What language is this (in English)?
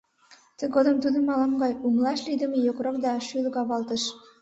Mari